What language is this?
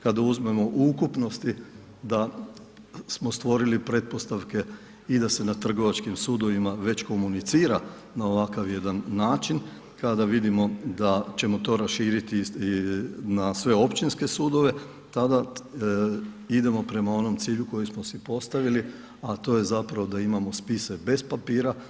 Croatian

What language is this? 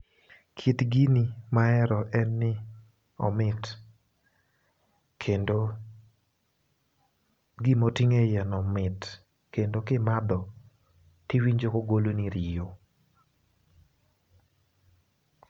Luo (Kenya and Tanzania)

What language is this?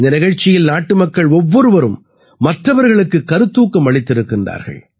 Tamil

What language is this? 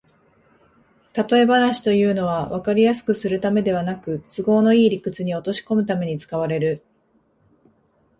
Japanese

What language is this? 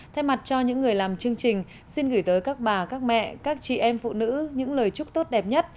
Vietnamese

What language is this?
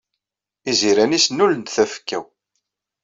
Kabyle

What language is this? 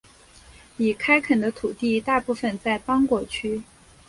Chinese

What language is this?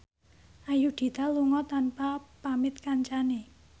Javanese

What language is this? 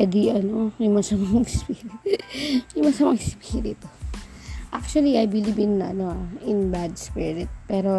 Filipino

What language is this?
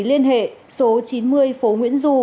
Vietnamese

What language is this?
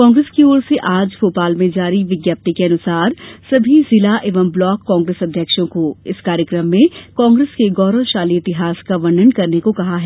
Hindi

